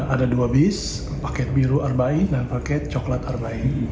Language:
Indonesian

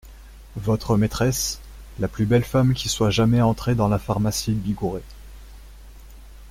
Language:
French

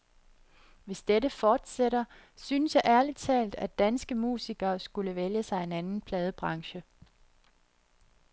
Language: Danish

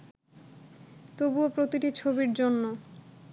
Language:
Bangla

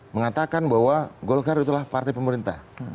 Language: Indonesian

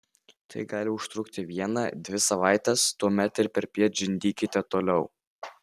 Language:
Lithuanian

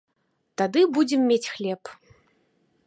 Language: Belarusian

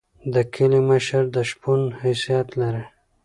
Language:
Pashto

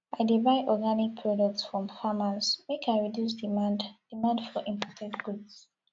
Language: Nigerian Pidgin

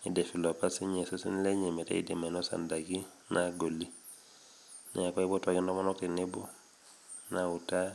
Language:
Masai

